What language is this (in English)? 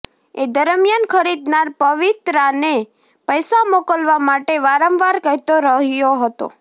Gujarati